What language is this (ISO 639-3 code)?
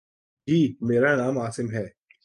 urd